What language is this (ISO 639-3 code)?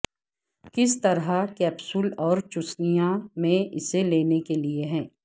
urd